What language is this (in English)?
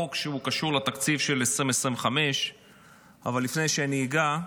Hebrew